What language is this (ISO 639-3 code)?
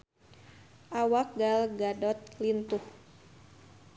sun